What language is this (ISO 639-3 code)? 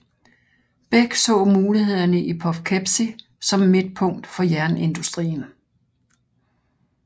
dan